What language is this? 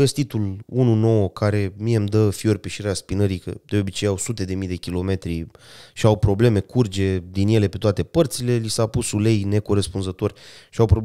Romanian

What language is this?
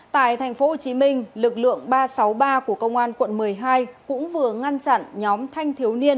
Vietnamese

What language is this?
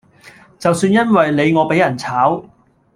Cantonese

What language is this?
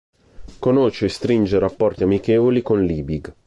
Italian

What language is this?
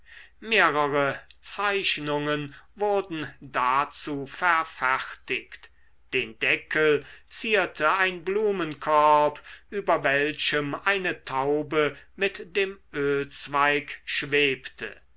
German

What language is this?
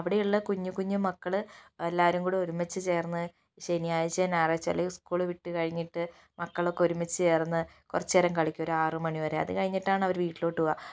Malayalam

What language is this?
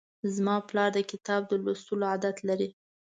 Pashto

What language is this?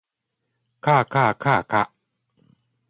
Japanese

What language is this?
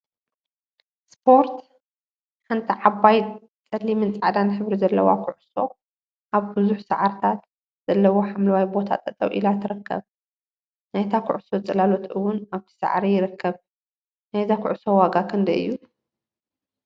Tigrinya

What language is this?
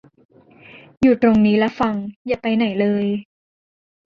Thai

